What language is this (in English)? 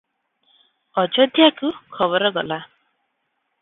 Odia